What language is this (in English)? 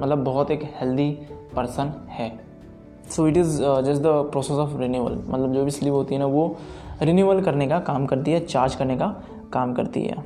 Hindi